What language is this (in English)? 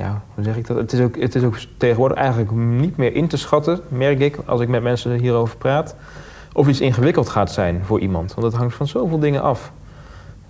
Dutch